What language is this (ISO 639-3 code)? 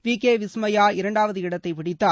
tam